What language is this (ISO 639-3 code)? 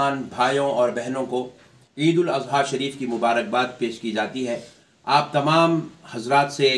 ind